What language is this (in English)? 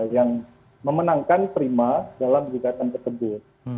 Indonesian